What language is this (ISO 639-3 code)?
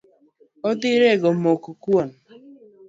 luo